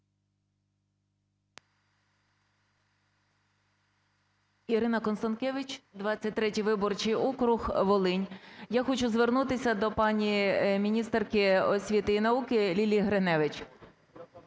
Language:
Ukrainian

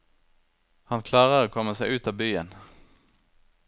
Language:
Norwegian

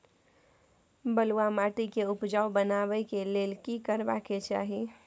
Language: Maithili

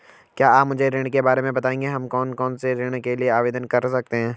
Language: Hindi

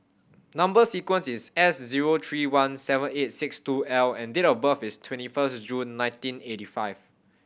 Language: English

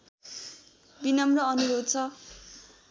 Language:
Nepali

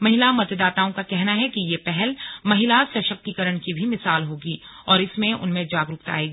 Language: Hindi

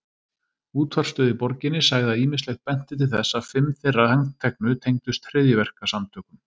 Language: Icelandic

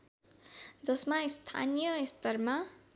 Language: Nepali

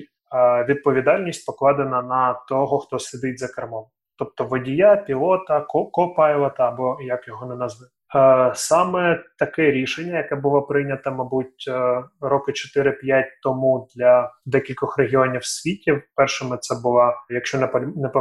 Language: Ukrainian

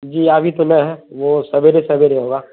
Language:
Urdu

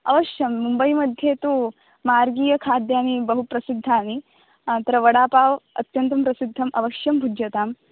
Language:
Sanskrit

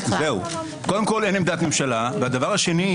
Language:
Hebrew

